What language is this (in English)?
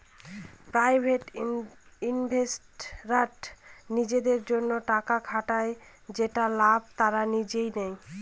Bangla